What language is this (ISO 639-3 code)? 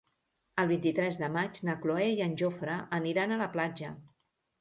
cat